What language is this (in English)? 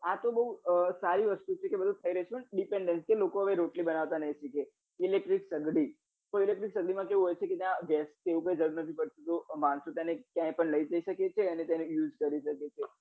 Gujarati